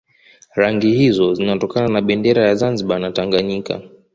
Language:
Swahili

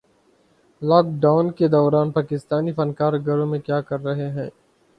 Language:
Urdu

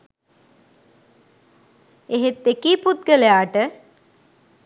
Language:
Sinhala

